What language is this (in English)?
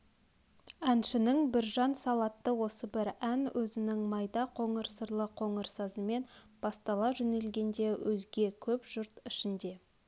Kazakh